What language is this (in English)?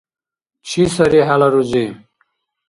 Dargwa